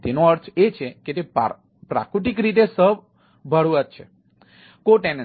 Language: Gujarati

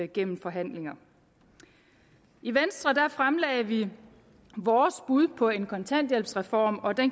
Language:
Danish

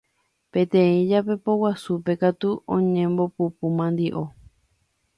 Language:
Guarani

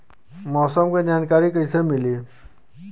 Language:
Bhojpuri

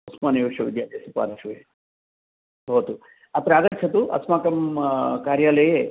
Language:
Sanskrit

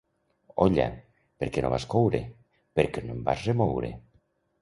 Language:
Catalan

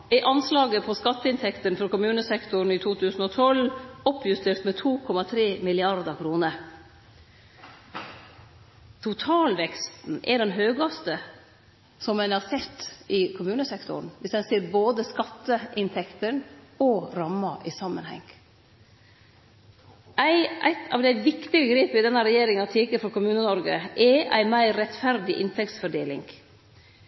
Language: Norwegian Nynorsk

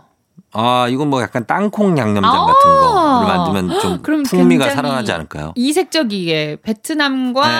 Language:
Korean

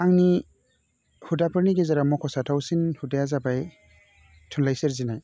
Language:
Bodo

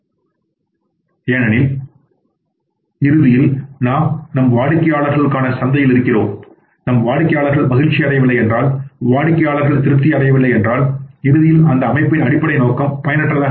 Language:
Tamil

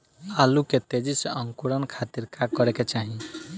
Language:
Bhojpuri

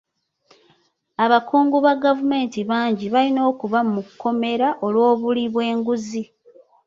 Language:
Ganda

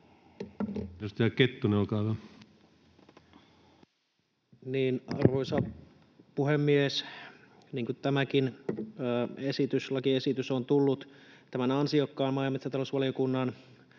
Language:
Finnish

